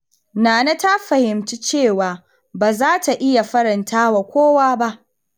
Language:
Hausa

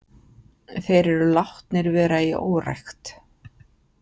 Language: Icelandic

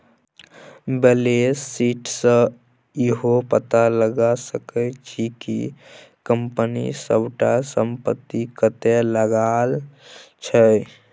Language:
Maithili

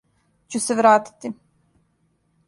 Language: Serbian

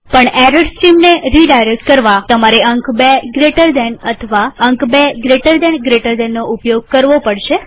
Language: Gujarati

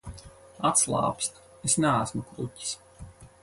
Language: Latvian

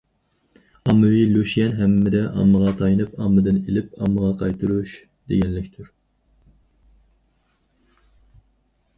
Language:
Uyghur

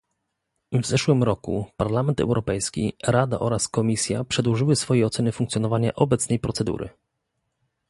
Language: Polish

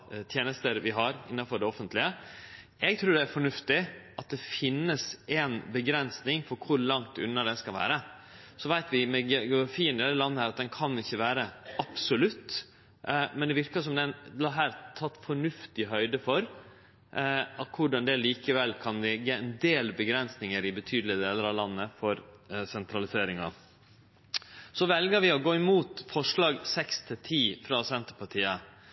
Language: Norwegian Nynorsk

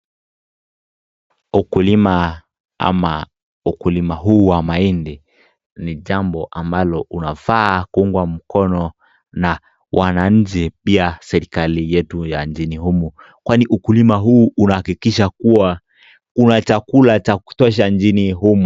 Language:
Swahili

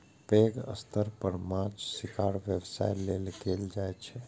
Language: Maithili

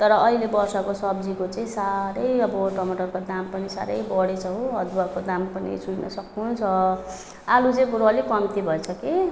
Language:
Nepali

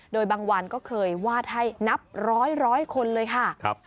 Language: Thai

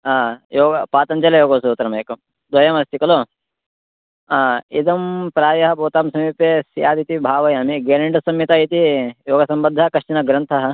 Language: Sanskrit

